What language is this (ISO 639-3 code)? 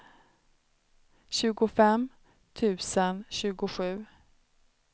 swe